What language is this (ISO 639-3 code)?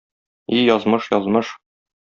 tat